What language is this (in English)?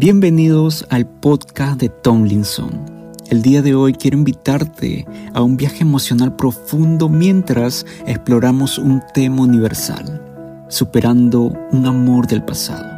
Spanish